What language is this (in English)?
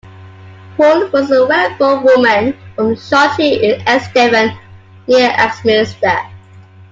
English